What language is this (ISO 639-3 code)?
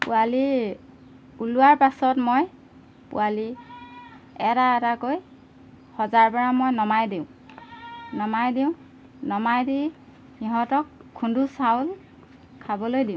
asm